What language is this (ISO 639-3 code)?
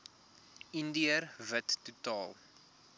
afr